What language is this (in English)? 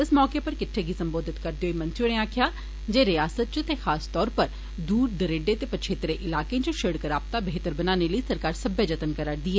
Dogri